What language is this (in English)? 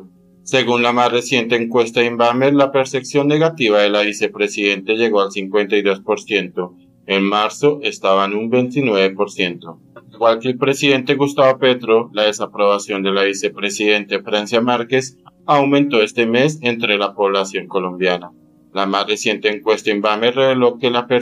Spanish